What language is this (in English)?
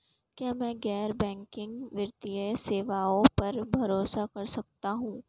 Hindi